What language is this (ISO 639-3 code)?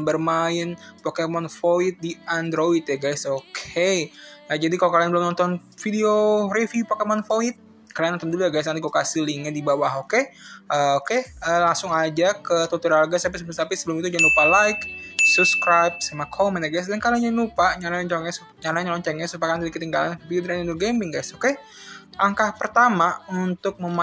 ind